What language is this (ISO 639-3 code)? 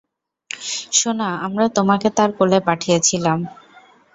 ben